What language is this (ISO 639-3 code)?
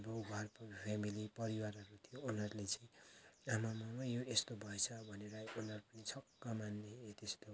nep